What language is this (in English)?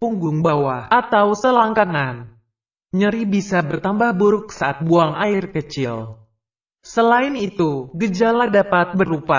Indonesian